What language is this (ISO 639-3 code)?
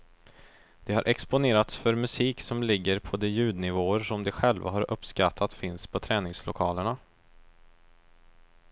swe